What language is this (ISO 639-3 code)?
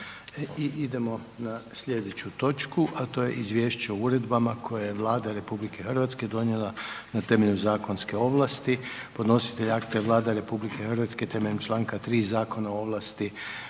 hrv